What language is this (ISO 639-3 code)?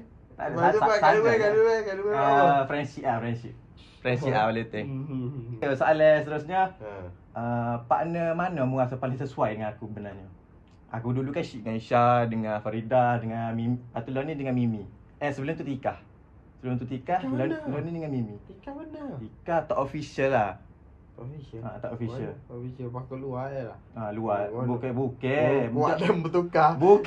msa